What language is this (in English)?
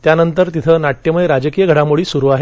Marathi